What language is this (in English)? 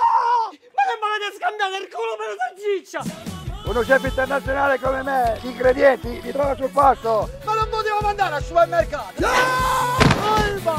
Italian